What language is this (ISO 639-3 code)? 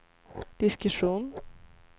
swe